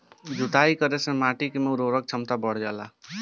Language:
Bhojpuri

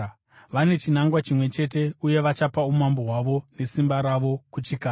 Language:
Shona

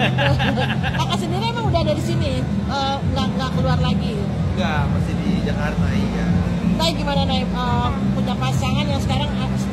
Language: Indonesian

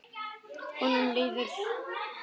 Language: Icelandic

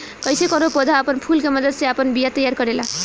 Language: Bhojpuri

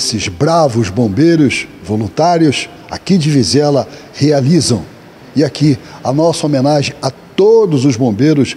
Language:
Portuguese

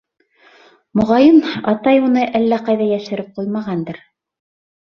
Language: Bashkir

